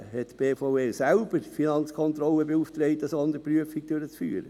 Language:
Swiss German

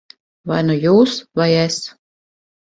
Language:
Latvian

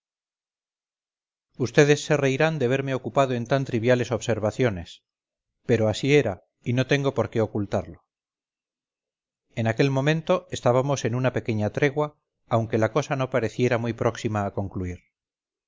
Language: Spanish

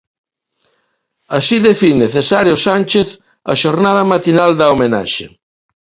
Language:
Galician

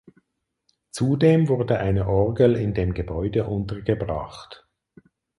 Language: German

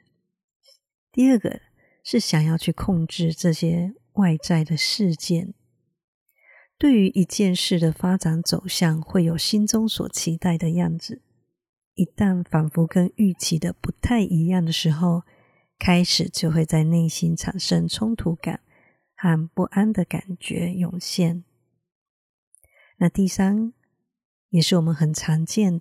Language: Chinese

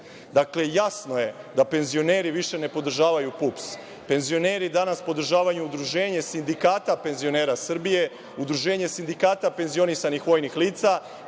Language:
Serbian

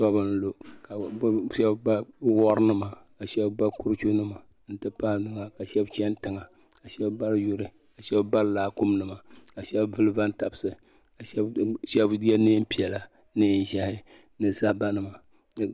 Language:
Dagbani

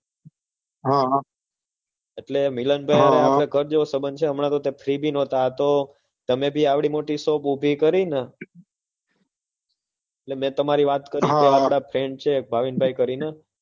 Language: Gujarati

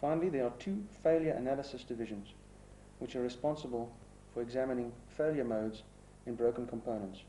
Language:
English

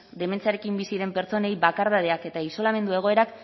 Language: Basque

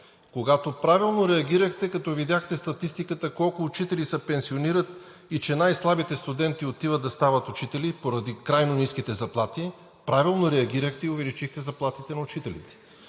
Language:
Bulgarian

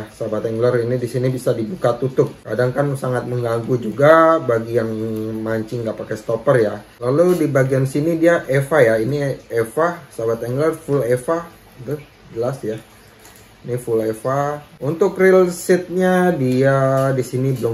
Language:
Indonesian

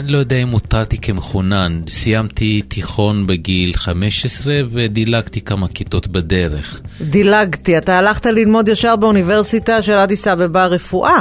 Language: Hebrew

